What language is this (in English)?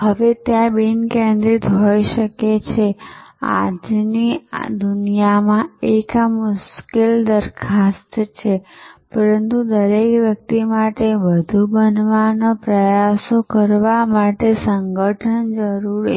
Gujarati